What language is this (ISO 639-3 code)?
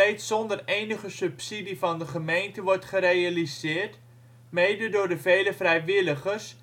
nld